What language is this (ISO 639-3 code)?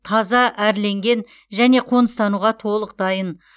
kaz